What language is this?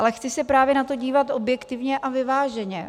Czech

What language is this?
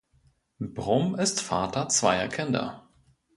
German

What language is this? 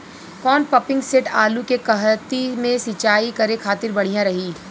Bhojpuri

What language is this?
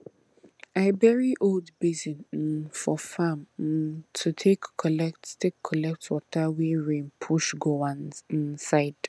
Nigerian Pidgin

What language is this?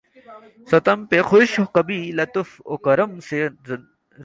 Urdu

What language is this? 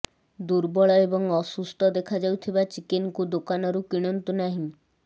Odia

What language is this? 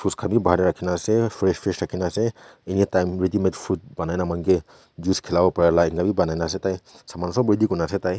Naga Pidgin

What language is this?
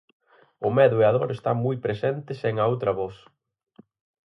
Galician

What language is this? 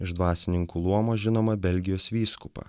Lithuanian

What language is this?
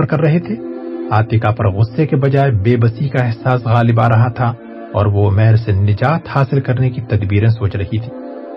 Urdu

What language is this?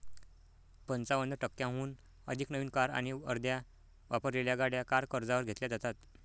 Marathi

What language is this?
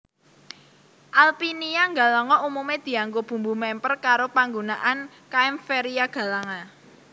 Javanese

